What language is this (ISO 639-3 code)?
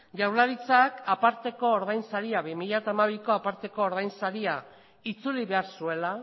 eus